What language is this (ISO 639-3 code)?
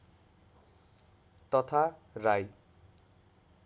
nep